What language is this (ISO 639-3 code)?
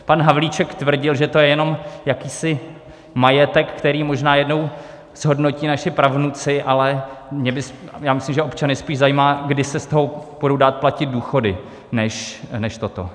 ces